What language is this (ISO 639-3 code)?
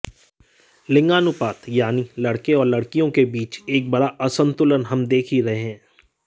hin